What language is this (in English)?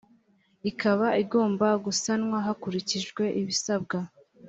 Kinyarwanda